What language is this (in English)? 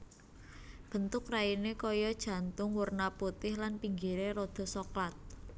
Javanese